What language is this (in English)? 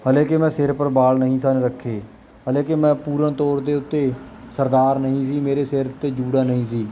Punjabi